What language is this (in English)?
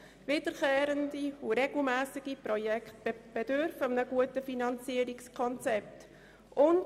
Swiss German